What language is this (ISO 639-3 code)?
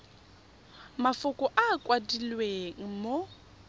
tsn